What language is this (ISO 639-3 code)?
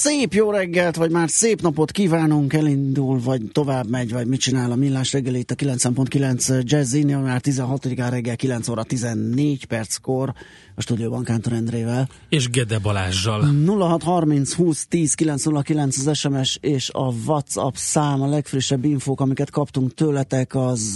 hun